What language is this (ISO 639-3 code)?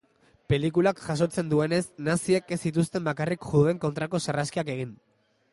eus